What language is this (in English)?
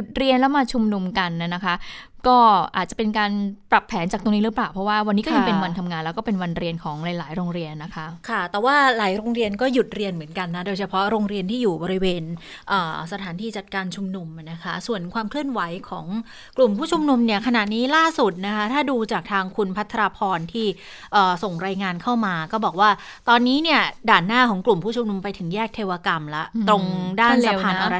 Thai